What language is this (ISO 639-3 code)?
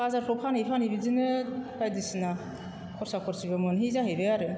brx